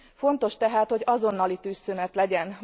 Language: Hungarian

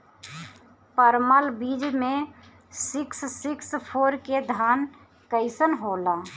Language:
Bhojpuri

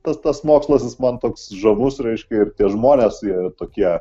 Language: Lithuanian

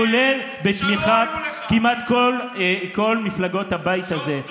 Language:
Hebrew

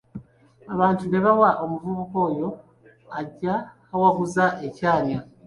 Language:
Ganda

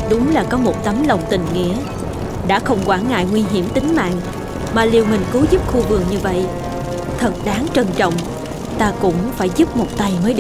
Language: Vietnamese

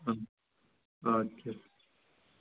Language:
Kashmiri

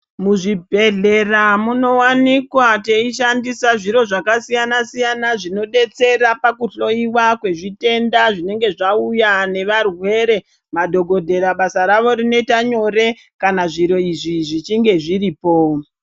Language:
Ndau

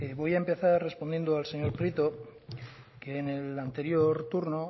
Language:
Spanish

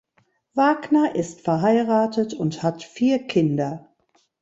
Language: German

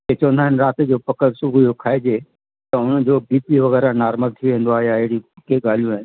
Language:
Sindhi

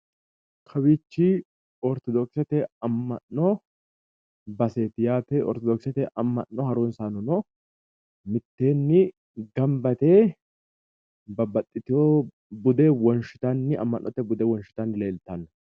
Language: Sidamo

